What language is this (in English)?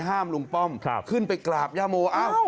Thai